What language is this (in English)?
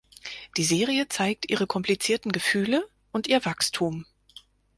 German